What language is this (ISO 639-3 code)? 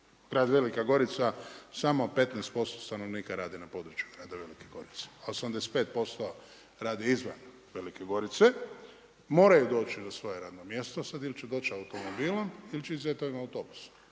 hrv